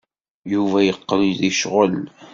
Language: Kabyle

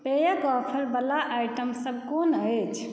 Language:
Maithili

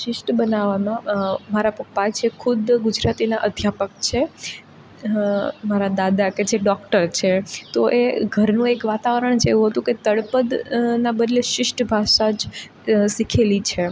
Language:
Gujarati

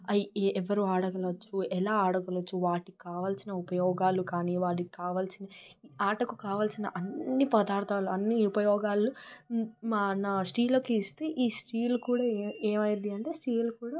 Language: Telugu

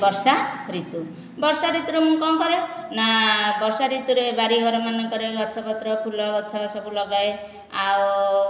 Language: Odia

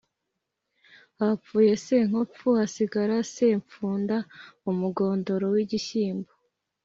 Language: Kinyarwanda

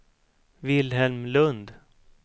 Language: Swedish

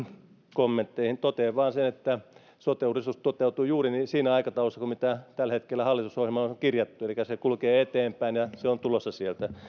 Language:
Finnish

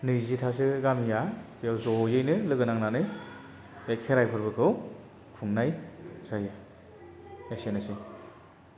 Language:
Bodo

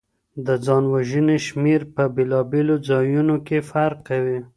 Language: Pashto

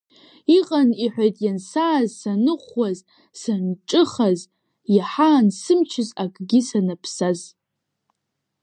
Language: Abkhazian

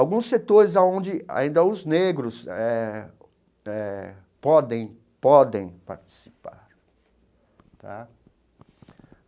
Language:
Portuguese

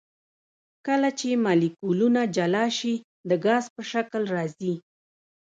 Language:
Pashto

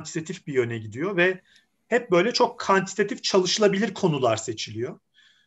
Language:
Turkish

